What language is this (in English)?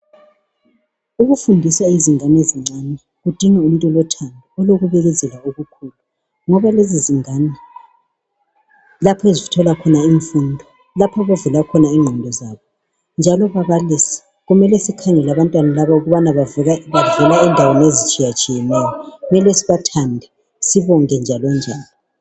North Ndebele